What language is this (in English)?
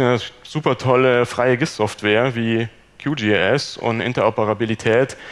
German